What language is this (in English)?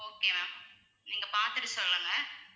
Tamil